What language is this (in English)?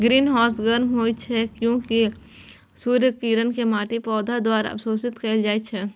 Maithili